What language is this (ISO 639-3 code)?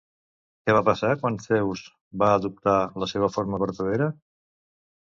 cat